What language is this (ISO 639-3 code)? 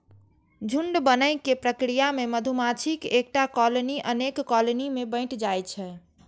mai